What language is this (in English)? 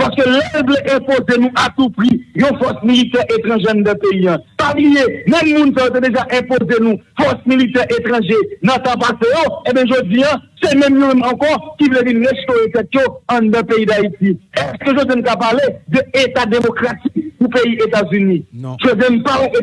French